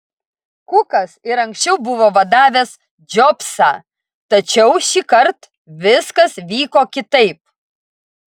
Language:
Lithuanian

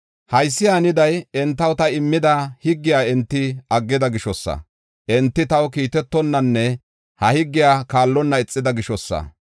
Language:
Gofa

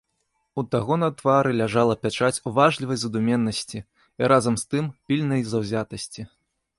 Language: Belarusian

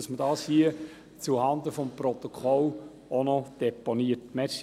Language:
Swiss German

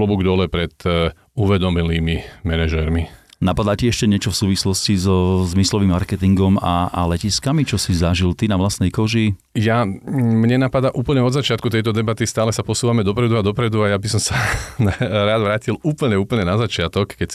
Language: Slovak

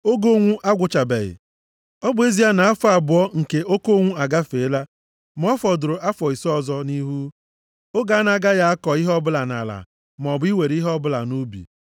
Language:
Igbo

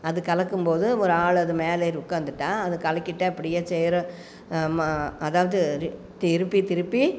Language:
Tamil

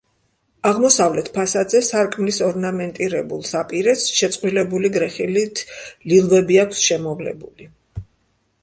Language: Georgian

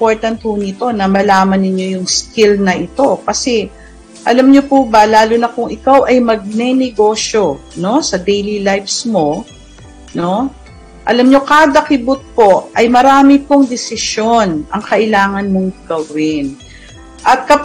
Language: Filipino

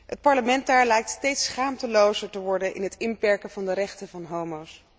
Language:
Dutch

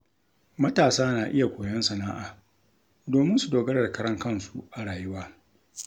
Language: Hausa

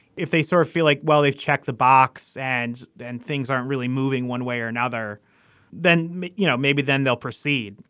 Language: English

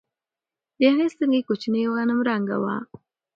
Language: Pashto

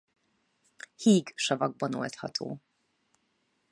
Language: Hungarian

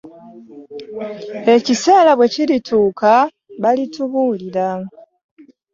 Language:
Ganda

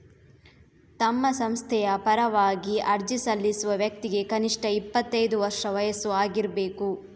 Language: Kannada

